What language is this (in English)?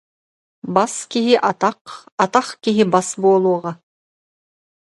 Yakut